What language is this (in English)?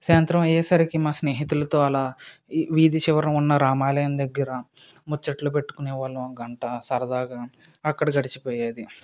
Telugu